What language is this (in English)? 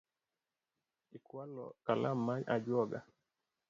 Luo (Kenya and Tanzania)